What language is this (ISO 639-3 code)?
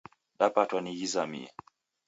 dav